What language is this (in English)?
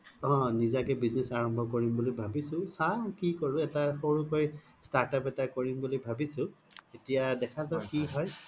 Assamese